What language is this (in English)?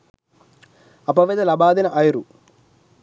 Sinhala